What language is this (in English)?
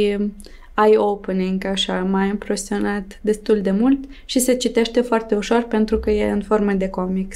Romanian